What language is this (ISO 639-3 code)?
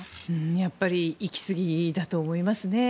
jpn